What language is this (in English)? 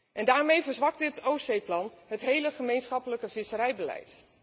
Dutch